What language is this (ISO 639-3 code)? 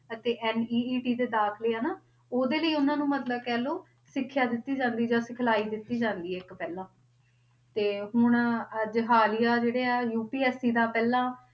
pan